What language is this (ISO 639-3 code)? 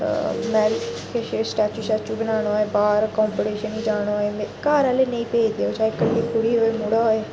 doi